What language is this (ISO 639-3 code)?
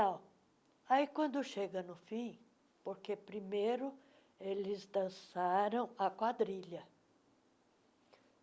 por